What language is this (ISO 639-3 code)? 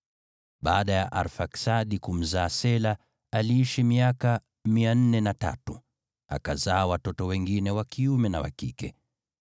swa